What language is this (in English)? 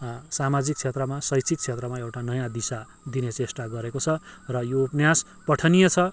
Nepali